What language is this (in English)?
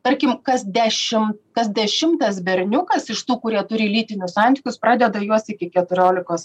Lithuanian